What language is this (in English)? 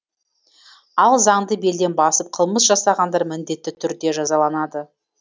Kazakh